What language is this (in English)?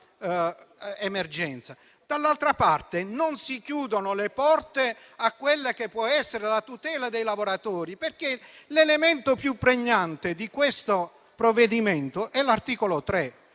Italian